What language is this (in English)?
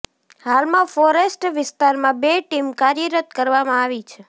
Gujarati